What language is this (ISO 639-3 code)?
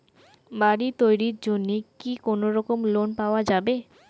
ben